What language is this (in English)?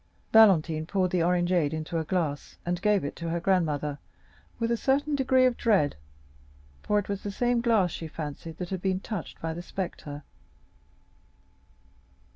English